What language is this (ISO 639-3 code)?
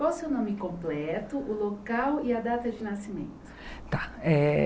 por